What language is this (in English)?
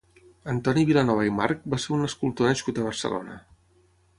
Catalan